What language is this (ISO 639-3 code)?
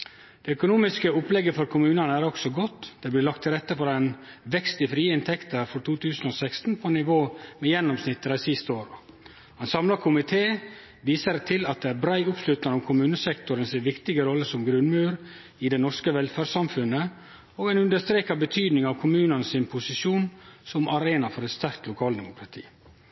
nno